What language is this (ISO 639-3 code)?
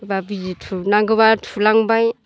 brx